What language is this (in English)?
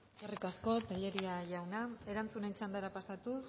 Basque